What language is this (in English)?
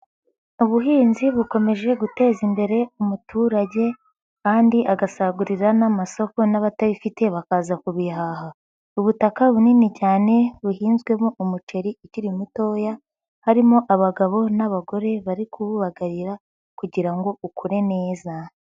Kinyarwanda